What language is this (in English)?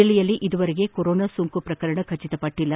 Kannada